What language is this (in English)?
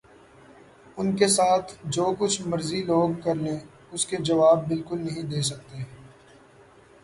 Urdu